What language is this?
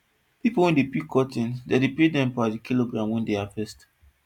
Nigerian Pidgin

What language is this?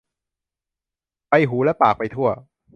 Thai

